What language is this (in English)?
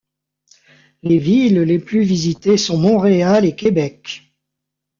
French